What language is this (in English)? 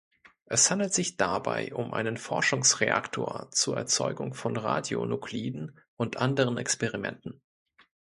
German